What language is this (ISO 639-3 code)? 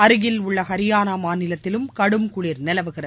tam